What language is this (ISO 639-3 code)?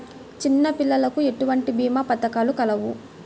tel